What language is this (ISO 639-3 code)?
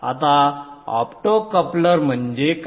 mar